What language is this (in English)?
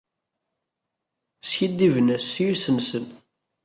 Kabyle